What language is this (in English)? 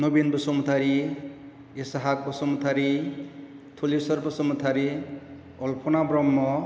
Bodo